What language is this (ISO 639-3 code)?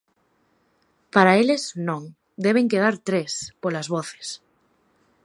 glg